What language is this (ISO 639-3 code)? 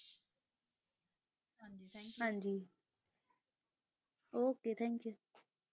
pan